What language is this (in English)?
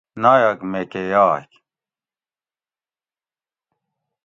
Gawri